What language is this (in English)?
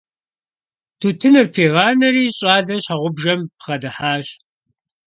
Kabardian